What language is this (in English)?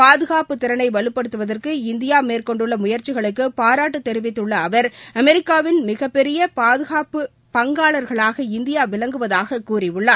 Tamil